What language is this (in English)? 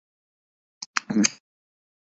Urdu